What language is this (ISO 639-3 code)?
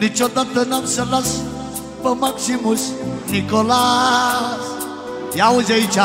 ron